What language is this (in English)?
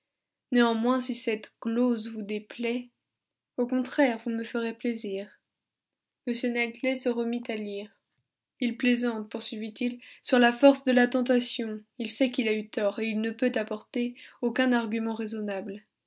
French